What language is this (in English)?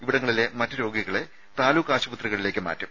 Malayalam